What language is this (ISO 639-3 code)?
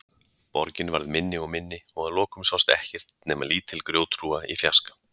isl